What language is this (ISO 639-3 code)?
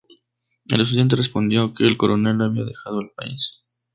spa